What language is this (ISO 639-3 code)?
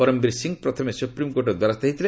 ori